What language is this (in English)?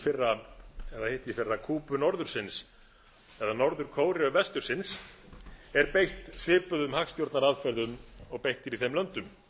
Icelandic